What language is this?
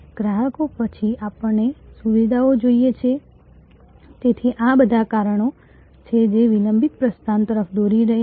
Gujarati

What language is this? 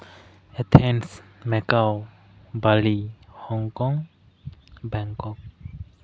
Santali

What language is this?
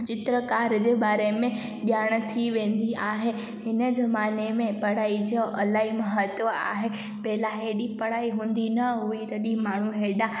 Sindhi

